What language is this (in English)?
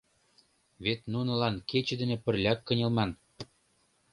Mari